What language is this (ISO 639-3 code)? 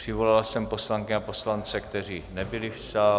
ces